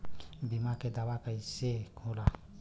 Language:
Bhojpuri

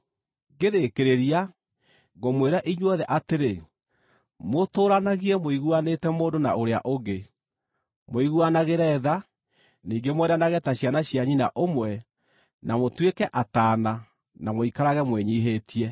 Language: Kikuyu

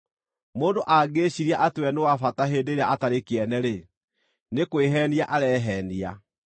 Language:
Kikuyu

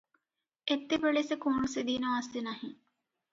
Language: Odia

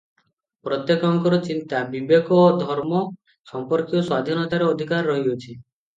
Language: Odia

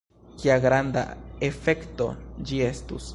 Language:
Esperanto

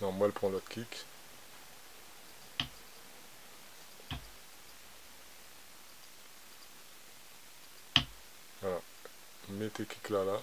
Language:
French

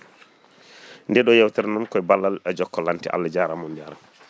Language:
Fula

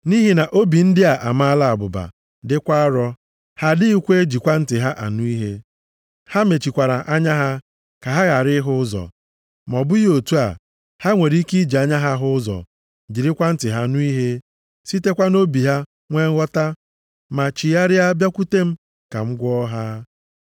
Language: Igbo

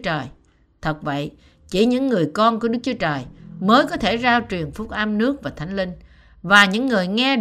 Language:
Vietnamese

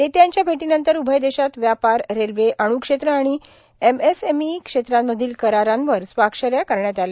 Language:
Marathi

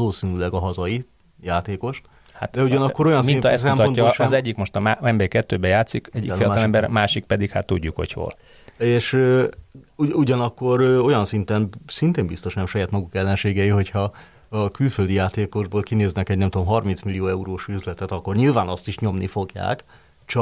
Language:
Hungarian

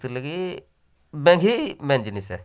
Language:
Odia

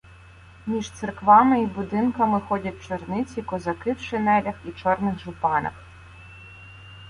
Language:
Ukrainian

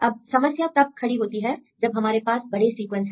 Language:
Hindi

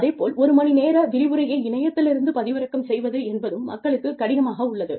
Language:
Tamil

